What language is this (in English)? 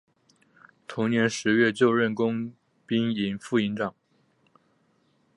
Chinese